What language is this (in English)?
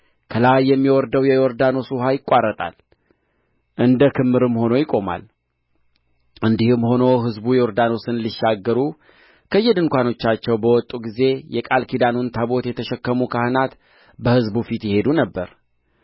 Amharic